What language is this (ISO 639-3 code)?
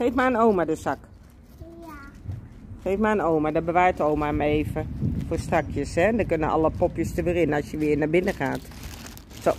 nld